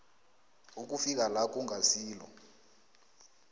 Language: South Ndebele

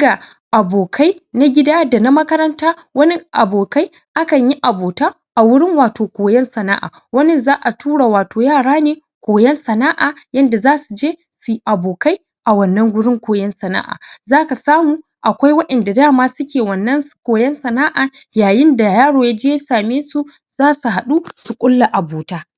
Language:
Hausa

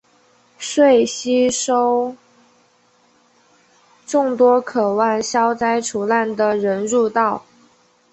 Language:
Chinese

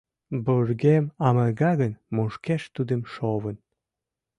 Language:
Mari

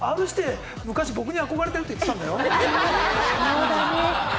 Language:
Japanese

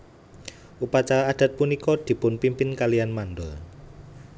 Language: Javanese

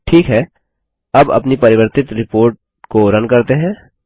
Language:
Hindi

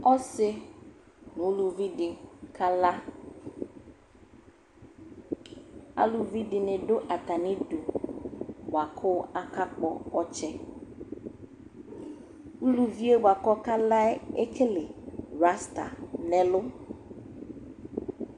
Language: Ikposo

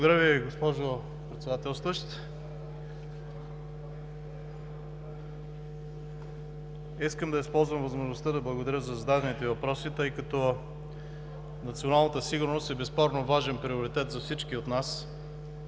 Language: Bulgarian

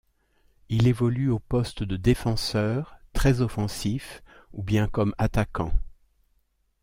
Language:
French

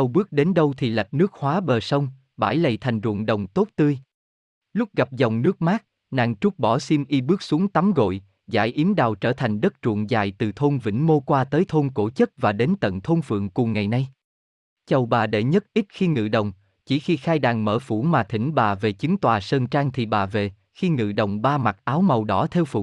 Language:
Vietnamese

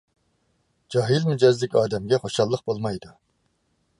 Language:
Uyghur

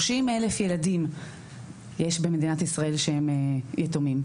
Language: Hebrew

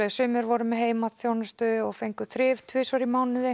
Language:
Icelandic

